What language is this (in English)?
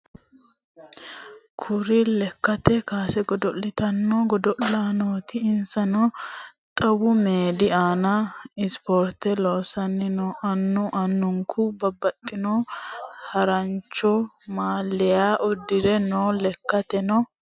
Sidamo